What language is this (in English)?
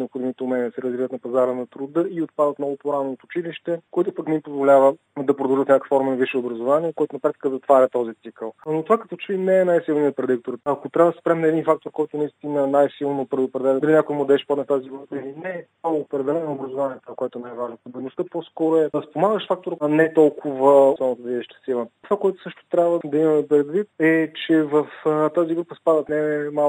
Bulgarian